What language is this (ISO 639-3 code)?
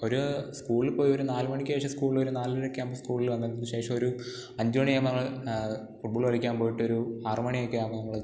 mal